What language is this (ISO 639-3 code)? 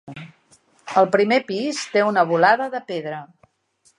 cat